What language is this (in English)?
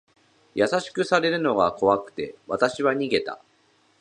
Japanese